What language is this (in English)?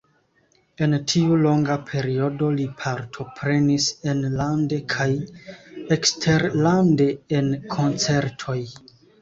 Esperanto